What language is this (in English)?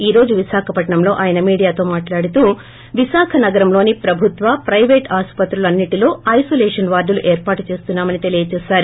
Telugu